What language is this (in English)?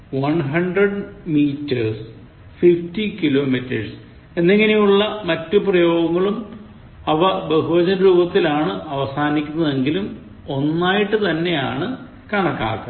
Malayalam